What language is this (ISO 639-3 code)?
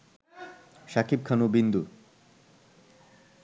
ben